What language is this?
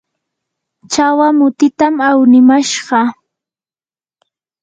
Yanahuanca Pasco Quechua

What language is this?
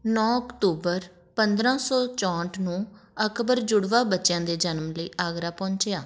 Punjabi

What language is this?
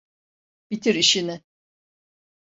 Turkish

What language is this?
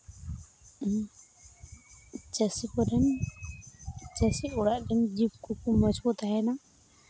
Santali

